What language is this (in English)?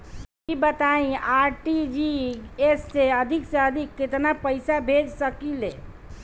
Bhojpuri